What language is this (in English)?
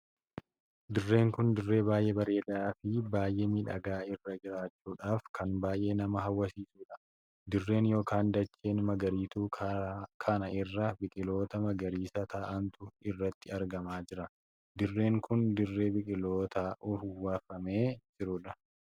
Oromo